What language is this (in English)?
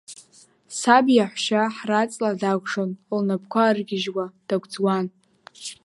Abkhazian